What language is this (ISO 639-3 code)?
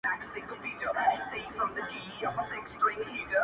pus